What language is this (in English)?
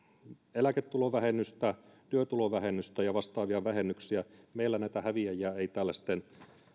Finnish